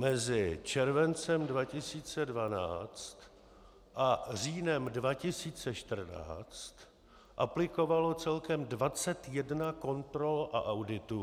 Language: Czech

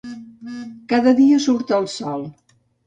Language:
Catalan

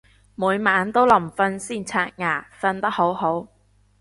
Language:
Cantonese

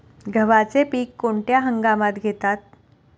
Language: Marathi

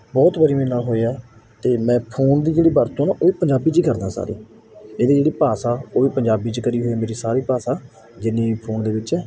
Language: Punjabi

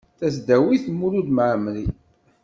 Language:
Kabyle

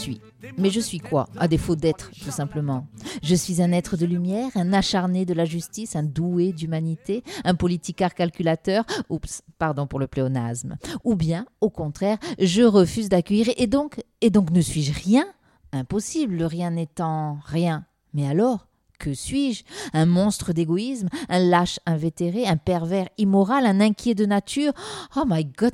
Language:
French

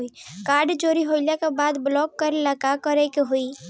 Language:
Bhojpuri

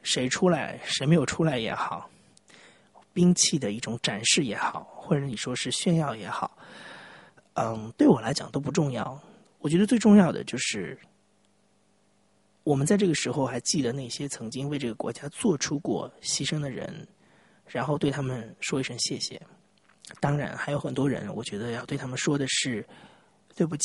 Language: Chinese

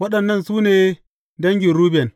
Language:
Hausa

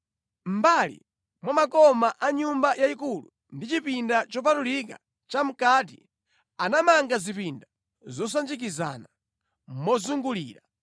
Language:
Nyanja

